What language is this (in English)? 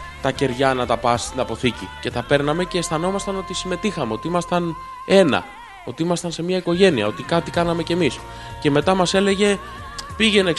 Greek